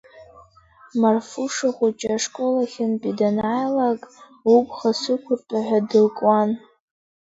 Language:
Abkhazian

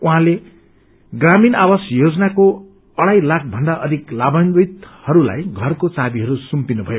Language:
Nepali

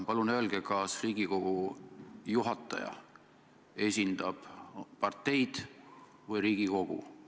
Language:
Estonian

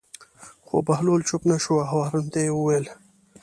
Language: Pashto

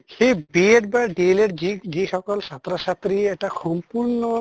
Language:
Assamese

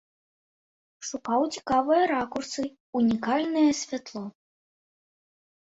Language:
Belarusian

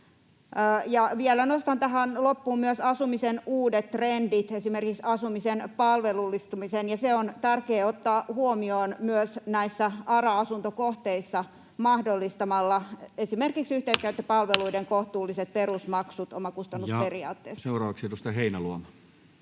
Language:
Finnish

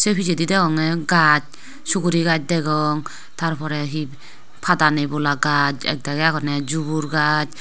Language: Chakma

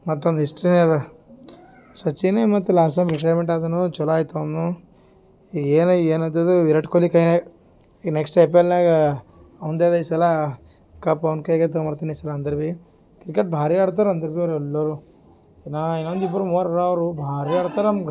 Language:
Kannada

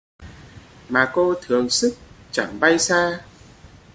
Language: Vietnamese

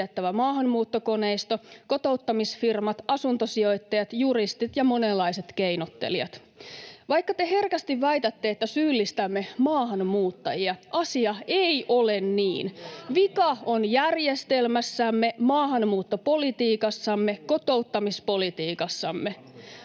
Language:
Finnish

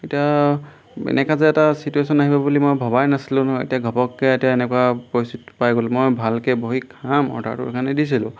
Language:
Assamese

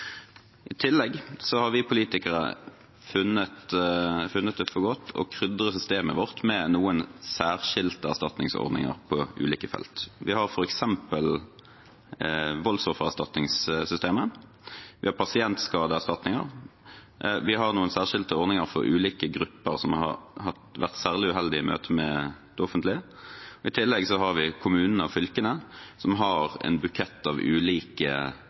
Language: Norwegian Bokmål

